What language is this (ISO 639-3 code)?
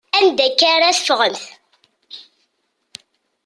kab